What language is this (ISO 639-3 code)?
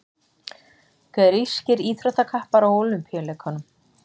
isl